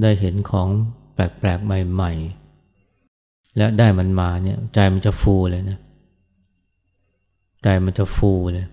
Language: Thai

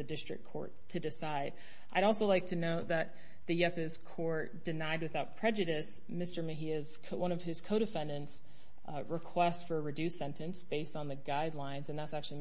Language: English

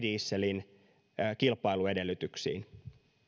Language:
Finnish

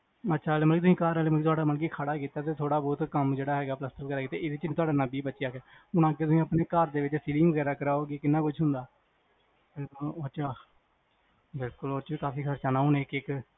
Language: Punjabi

